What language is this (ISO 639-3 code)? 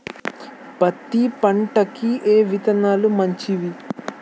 tel